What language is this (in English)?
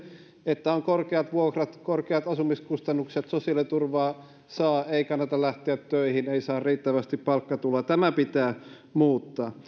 Finnish